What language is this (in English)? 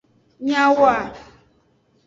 Aja (Benin)